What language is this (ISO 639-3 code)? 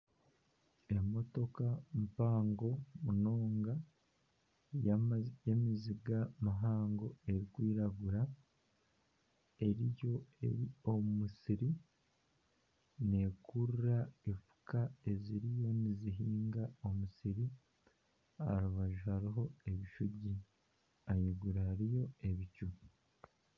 nyn